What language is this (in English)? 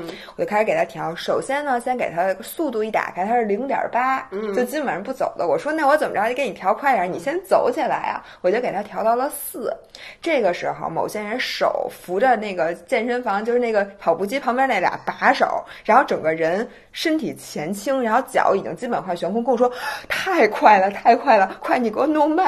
Chinese